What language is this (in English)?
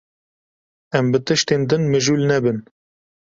Kurdish